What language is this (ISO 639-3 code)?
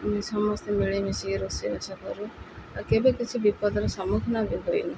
ori